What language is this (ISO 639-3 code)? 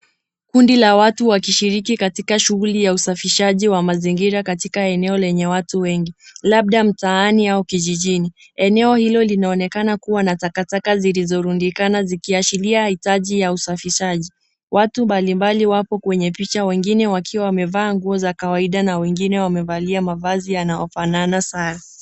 swa